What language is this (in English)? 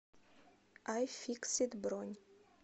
Russian